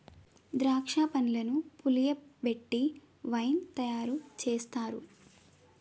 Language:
Telugu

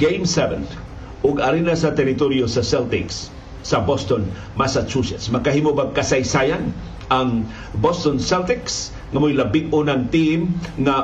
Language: Filipino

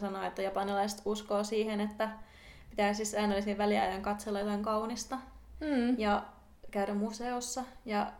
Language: Finnish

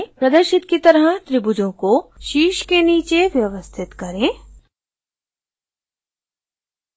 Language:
Hindi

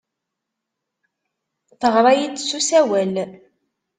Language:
Kabyle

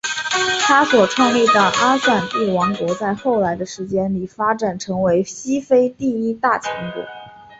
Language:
Chinese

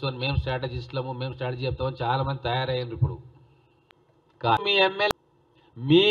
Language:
Telugu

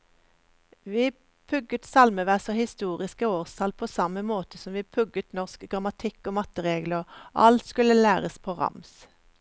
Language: Norwegian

